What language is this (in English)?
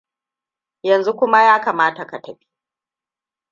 Hausa